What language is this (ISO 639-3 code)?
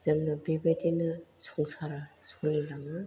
brx